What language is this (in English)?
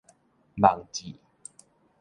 Min Nan Chinese